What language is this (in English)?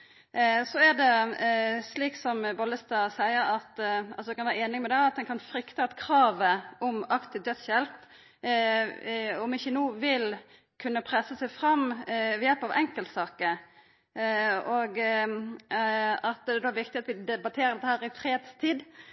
Norwegian Nynorsk